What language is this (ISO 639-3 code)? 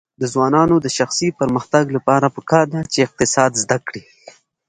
pus